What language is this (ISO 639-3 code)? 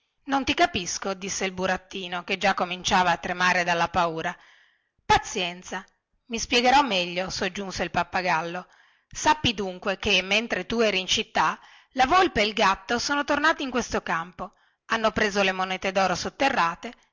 ita